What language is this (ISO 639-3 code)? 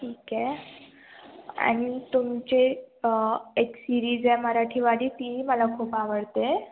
mar